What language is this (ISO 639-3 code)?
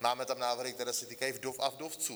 ces